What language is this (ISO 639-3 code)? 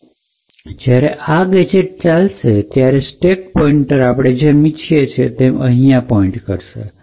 guj